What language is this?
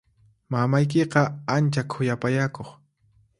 Puno Quechua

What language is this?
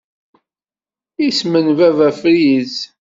Kabyle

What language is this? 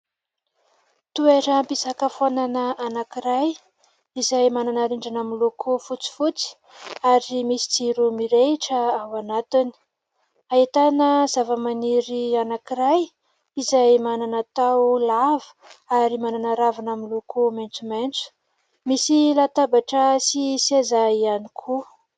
Malagasy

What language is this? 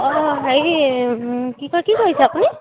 Assamese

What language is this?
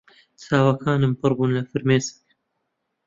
Central Kurdish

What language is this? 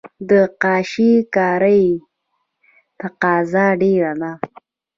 Pashto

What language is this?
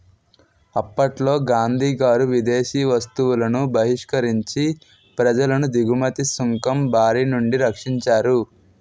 Telugu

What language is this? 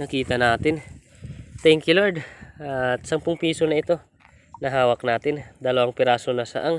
Filipino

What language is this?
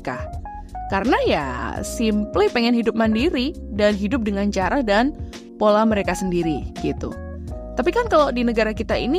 Indonesian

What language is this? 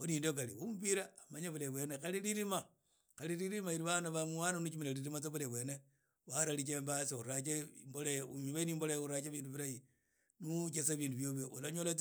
Idakho-Isukha-Tiriki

